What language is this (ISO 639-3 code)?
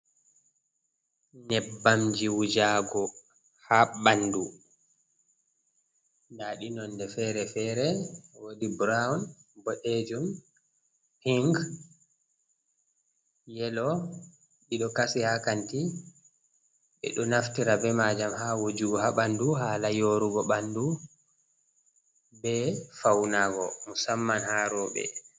ful